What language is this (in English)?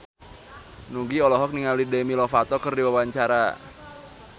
Sundanese